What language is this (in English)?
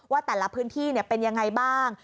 Thai